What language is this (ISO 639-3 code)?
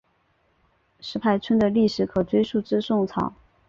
zho